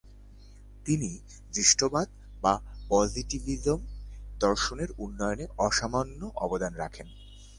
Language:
Bangla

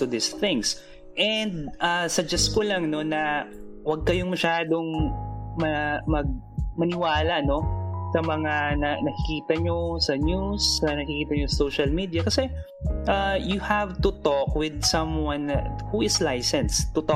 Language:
Filipino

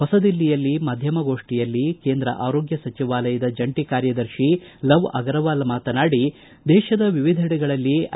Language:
Kannada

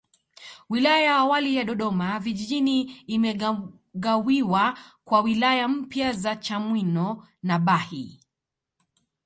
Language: Swahili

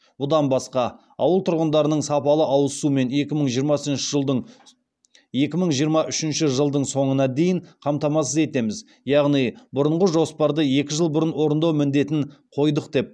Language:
Kazakh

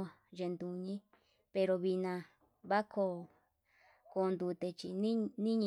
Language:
Yutanduchi Mixtec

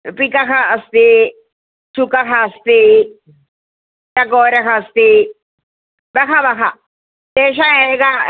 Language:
Sanskrit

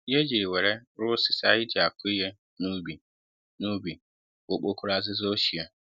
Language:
Igbo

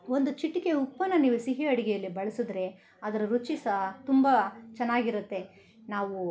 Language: Kannada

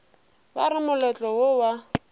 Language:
Northern Sotho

